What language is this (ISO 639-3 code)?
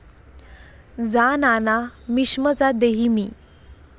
mar